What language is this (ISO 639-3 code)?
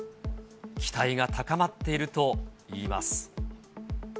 jpn